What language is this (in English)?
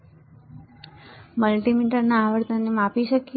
Gujarati